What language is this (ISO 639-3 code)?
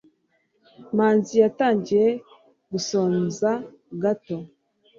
kin